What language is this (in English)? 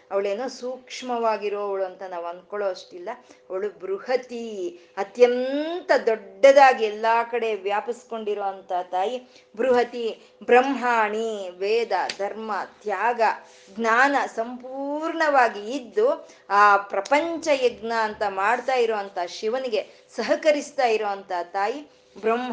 Kannada